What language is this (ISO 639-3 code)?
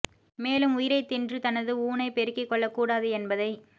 tam